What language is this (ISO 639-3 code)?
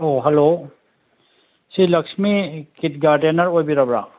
mni